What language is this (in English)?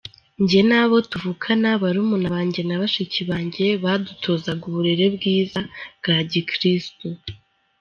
Kinyarwanda